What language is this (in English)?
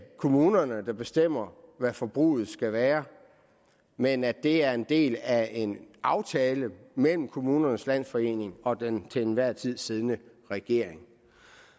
Danish